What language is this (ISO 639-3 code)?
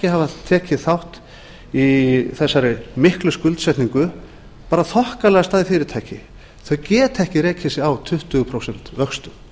isl